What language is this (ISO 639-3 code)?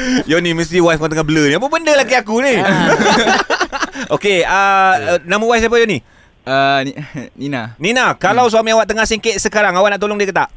msa